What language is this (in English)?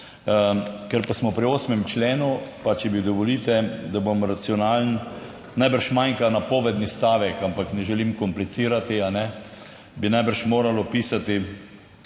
Slovenian